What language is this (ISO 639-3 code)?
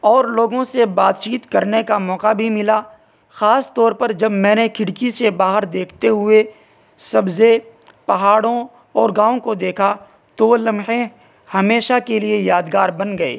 urd